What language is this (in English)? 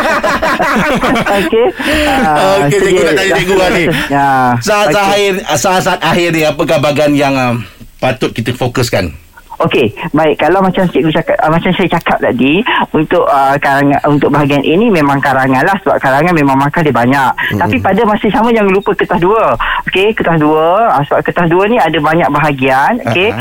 Malay